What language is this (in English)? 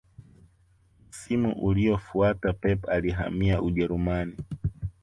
Swahili